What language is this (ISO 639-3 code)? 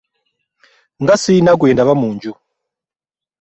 lug